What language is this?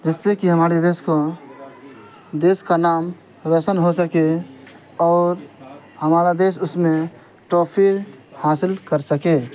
Urdu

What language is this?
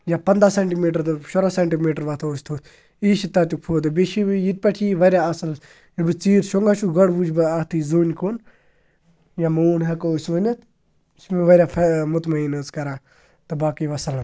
Kashmiri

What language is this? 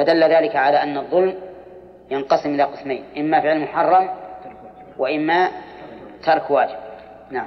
Arabic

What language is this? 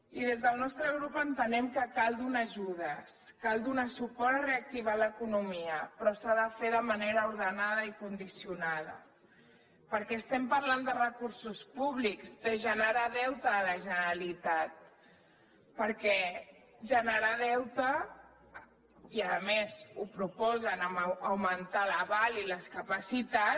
Catalan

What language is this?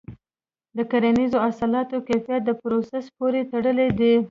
Pashto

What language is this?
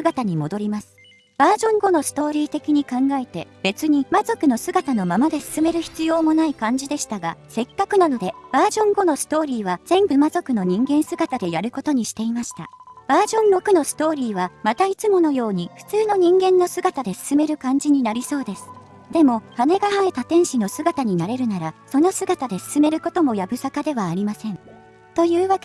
Japanese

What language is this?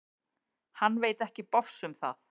Icelandic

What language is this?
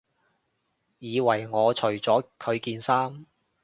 Cantonese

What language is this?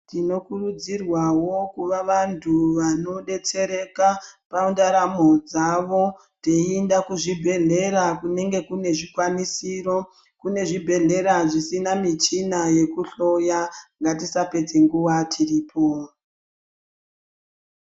Ndau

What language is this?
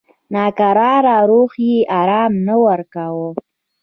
Pashto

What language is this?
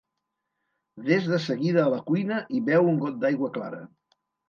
Catalan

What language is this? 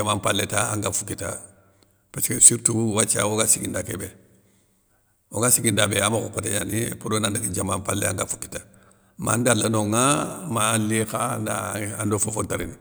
Soninke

